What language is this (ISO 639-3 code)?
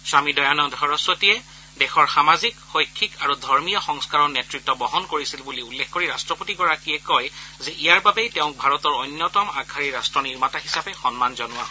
asm